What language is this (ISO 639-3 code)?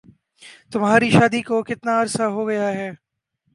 urd